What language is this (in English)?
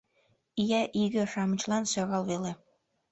Mari